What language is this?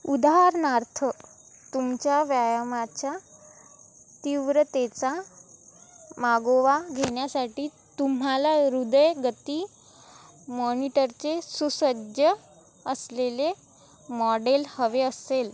Marathi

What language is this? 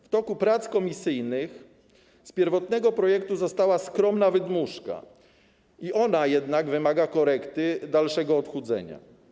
Polish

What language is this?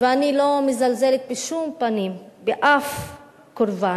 Hebrew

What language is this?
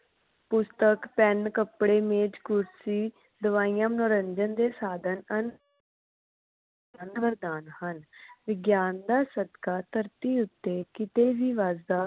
Punjabi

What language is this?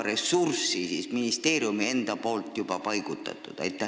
Estonian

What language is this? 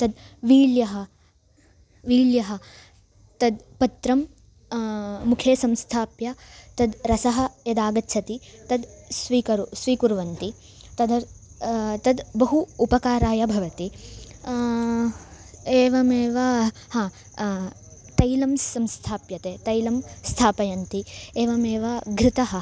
Sanskrit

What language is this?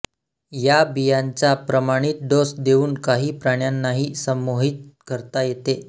Marathi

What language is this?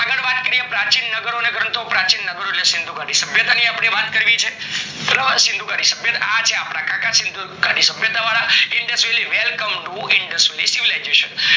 Gujarati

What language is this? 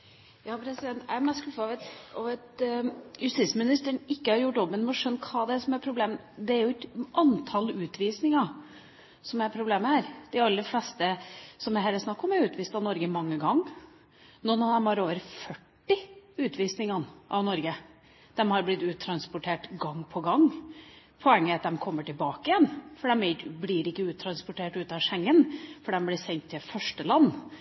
Norwegian Bokmål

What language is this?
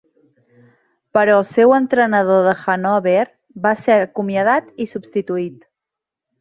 Catalan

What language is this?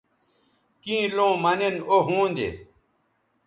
Bateri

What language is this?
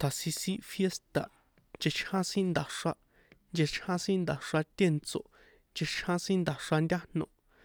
San Juan Atzingo Popoloca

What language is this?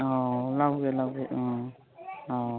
Manipuri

